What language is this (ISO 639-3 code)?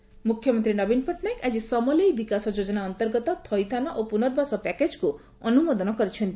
ori